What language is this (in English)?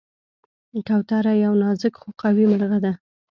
Pashto